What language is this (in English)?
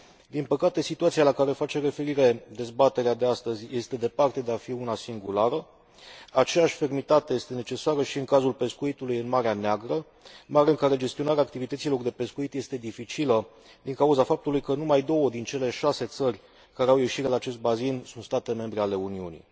Romanian